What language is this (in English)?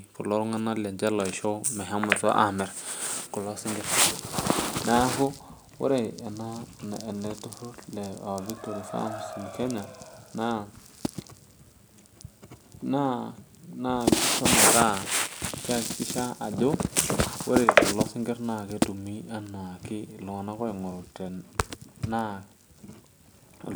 Masai